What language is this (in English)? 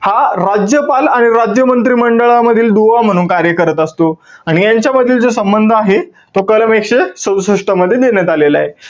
Marathi